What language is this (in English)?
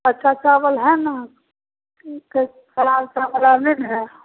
Maithili